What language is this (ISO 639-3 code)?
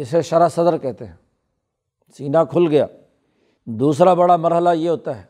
urd